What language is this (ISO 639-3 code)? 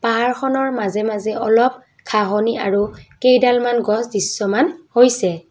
asm